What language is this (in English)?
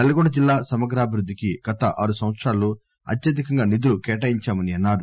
Telugu